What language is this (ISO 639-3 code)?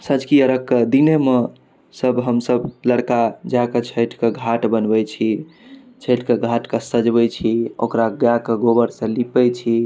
mai